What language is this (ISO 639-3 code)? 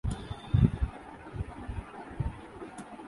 urd